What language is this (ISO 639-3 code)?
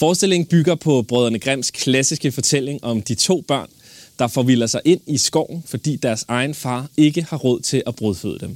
dan